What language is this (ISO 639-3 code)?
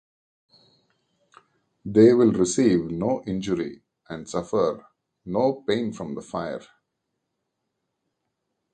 eng